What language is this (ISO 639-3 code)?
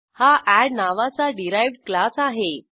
mar